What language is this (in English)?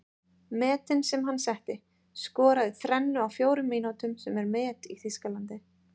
Icelandic